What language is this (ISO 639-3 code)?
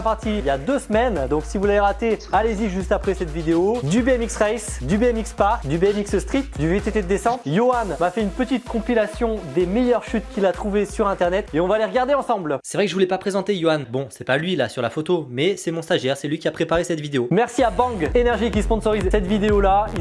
fra